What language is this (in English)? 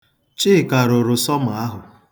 Igbo